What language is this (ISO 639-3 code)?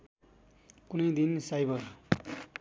nep